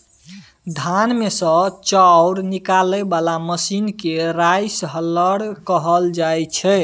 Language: Maithili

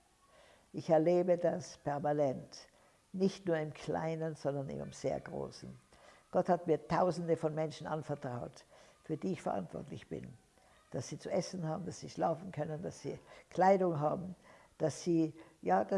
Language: German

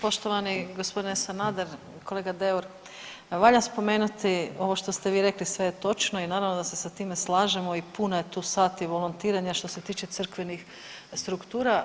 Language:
Croatian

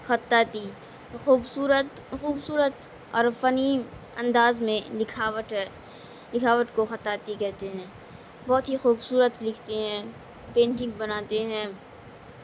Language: Urdu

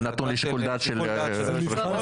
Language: Hebrew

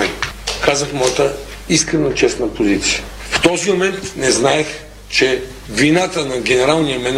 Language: Bulgarian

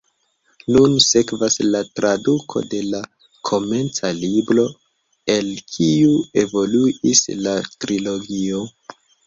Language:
Esperanto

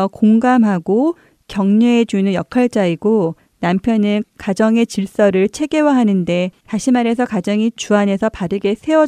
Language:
Korean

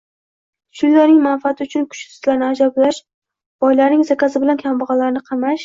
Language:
Uzbek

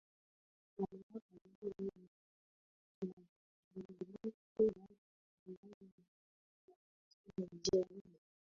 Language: Swahili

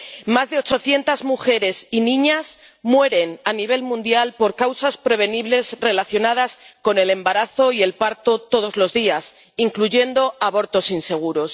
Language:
Spanish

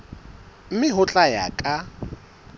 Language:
Southern Sotho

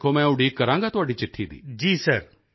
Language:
Punjabi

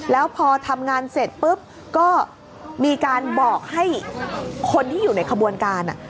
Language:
Thai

